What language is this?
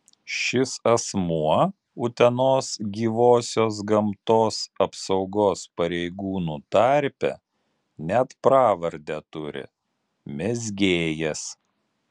Lithuanian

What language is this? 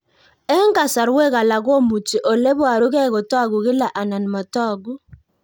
Kalenjin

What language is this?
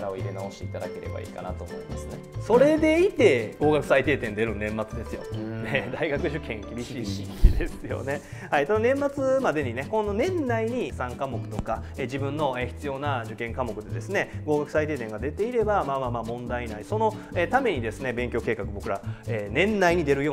Japanese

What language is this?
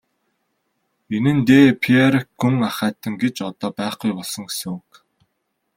Mongolian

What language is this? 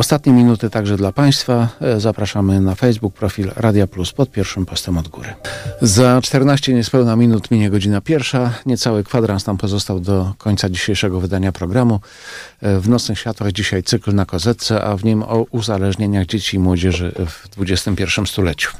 Polish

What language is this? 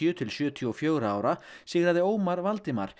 Icelandic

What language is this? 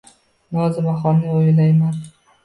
Uzbek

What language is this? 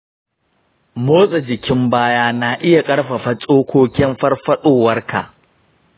Hausa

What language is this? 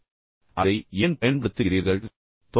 Tamil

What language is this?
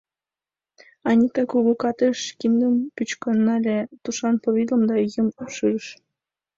Mari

